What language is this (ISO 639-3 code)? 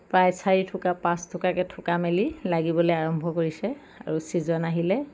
asm